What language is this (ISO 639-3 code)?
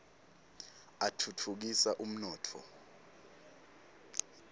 ssw